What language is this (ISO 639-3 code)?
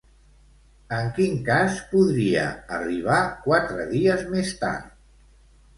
cat